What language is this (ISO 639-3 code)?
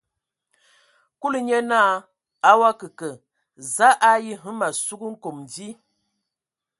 ewo